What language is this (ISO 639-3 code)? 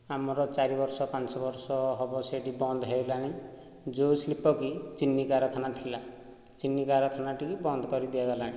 ori